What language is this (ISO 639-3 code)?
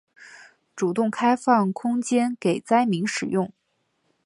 zho